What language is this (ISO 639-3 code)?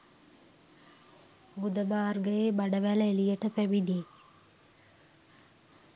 sin